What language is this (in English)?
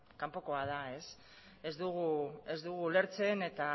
Basque